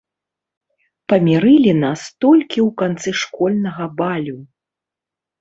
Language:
Belarusian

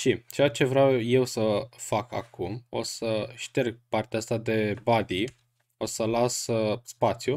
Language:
Romanian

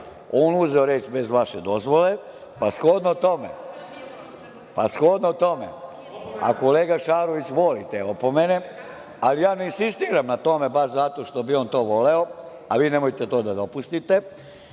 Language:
Serbian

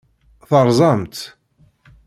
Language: Kabyle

